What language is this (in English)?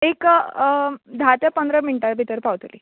Konkani